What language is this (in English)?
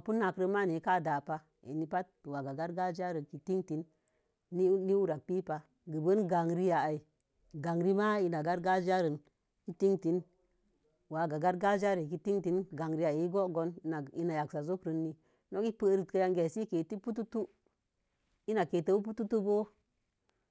Mom Jango